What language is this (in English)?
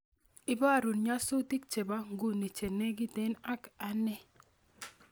Kalenjin